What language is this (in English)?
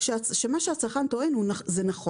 Hebrew